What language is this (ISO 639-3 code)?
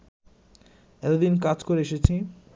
ben